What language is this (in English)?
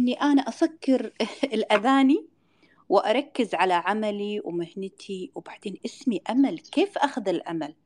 Arabic